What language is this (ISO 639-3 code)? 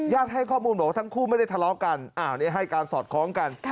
tha